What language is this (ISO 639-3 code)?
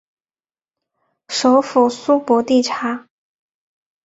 zho